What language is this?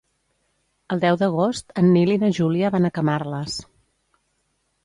Catalan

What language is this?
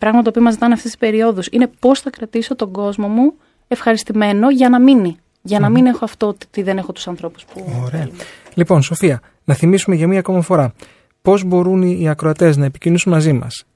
Greek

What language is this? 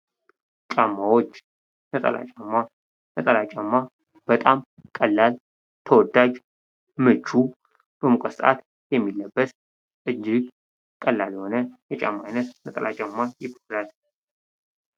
Amharic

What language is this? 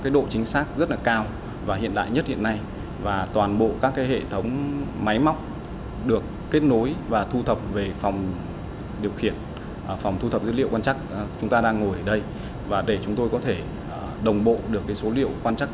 Vietnamese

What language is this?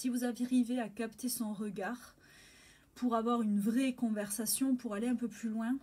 French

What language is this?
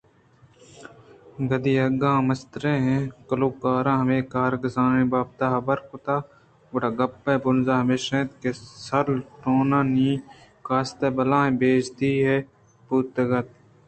Eastern Balochi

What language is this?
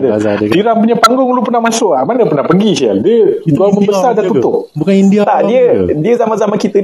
Malay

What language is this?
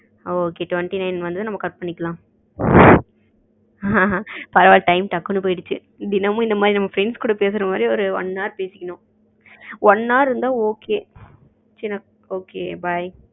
Tamil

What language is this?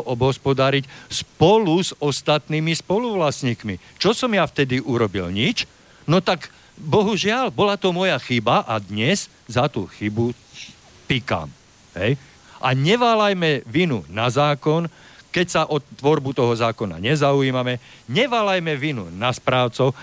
Slovak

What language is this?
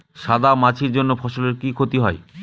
Bangla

